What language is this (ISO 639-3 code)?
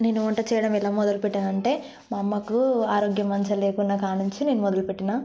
tel